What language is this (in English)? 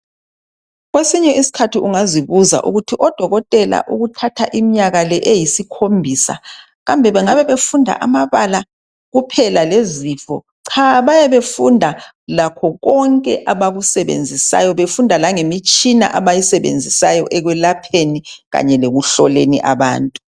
North Ndebele